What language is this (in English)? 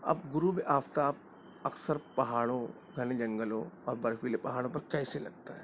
Urdu